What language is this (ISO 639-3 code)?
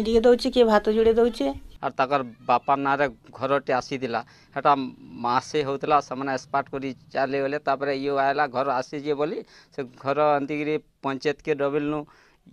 hin